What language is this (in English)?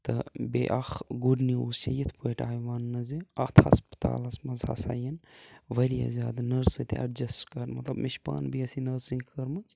Kashmiri